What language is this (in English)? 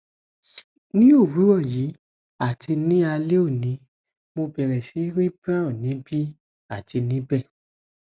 Yoruba